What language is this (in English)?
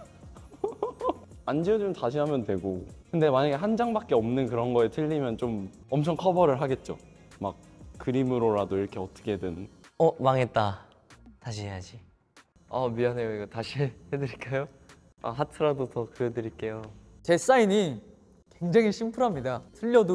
Korean